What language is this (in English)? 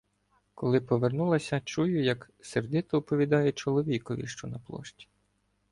Ukrainian